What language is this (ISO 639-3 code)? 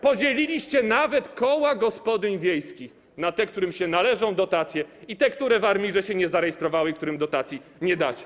pol